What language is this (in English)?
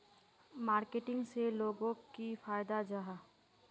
Magahi